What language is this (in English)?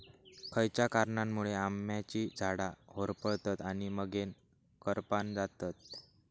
Marathi